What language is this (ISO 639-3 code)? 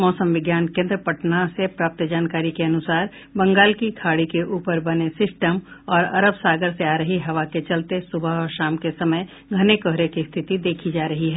hin